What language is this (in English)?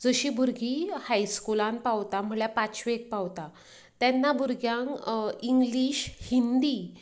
Konkani